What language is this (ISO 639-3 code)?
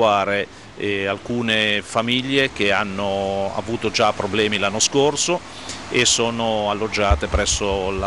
ita